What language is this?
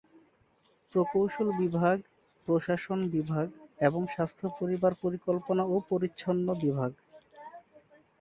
Bangla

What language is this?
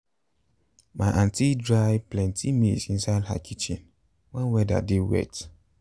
Nigerian Pidgin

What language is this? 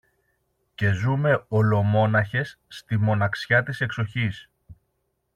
Greek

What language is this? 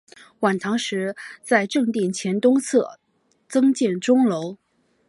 Chinese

